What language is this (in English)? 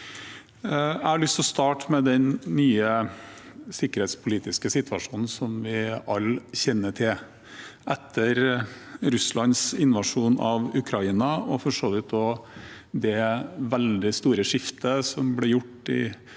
Norwegian